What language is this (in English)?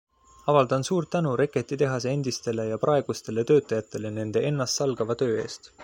Estonian